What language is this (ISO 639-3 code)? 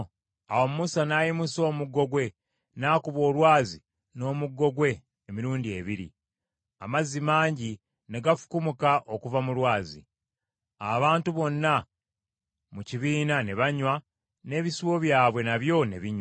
lug